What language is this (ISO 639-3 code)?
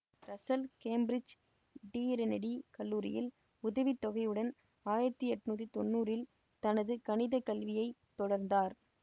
tam